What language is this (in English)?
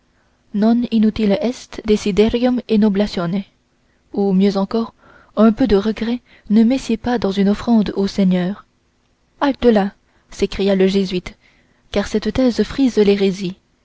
French